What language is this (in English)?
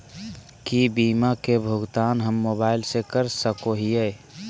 Magahi